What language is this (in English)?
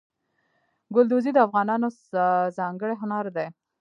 Pashto